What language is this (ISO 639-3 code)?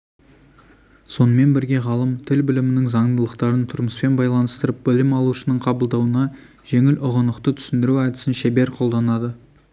kaz